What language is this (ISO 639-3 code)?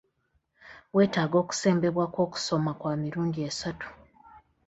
lug